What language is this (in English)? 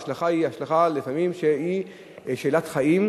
Hebrew